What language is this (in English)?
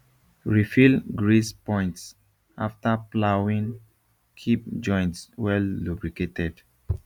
Nigerian Pidgin